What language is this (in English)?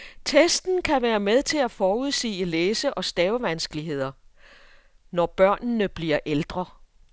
Danish